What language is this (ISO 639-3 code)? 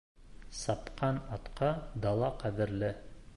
bak